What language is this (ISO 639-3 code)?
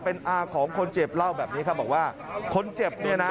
tha